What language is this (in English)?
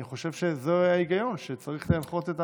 Hebrew